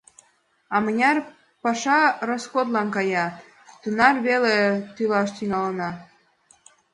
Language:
Mari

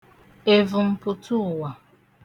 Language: Igbo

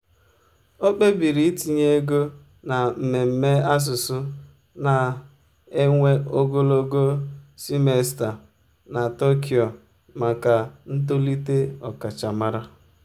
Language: Igbo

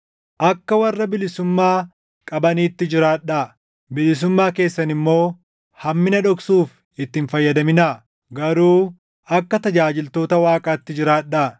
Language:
Oromo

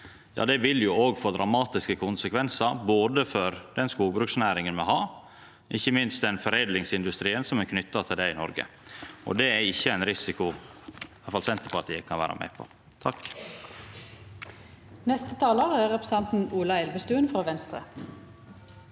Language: Norwegian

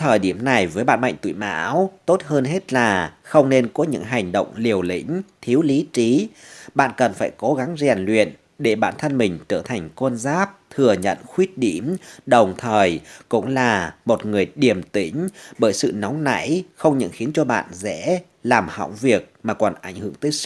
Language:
Vietnamese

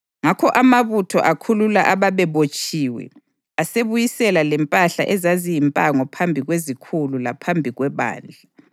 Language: North Ndebele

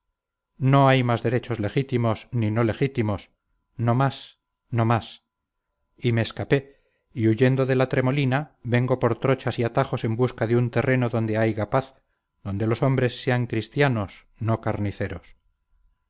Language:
Spanish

